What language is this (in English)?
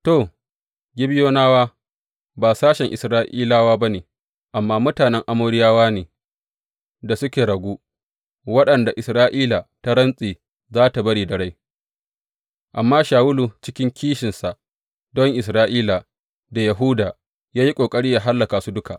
Hausa